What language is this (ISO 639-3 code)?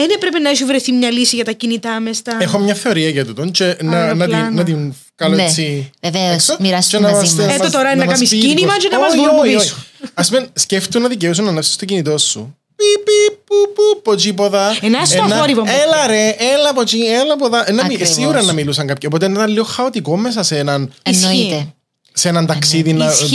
ell